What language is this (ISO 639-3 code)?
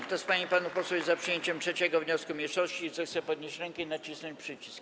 pol